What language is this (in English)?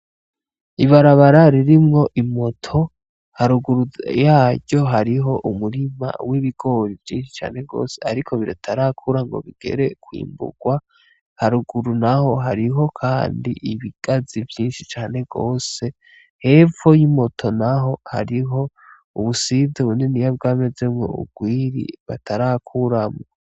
Rundi